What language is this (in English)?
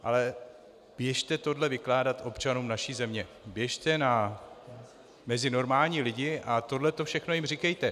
Czech